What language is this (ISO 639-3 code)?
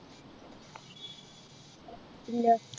mal